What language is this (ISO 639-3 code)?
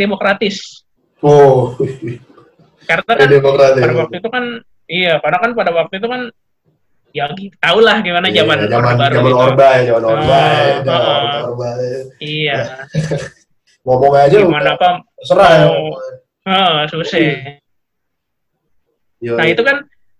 ind